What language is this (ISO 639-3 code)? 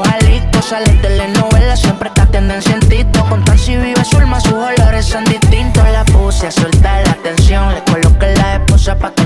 deu